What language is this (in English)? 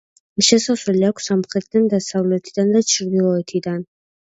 Georgian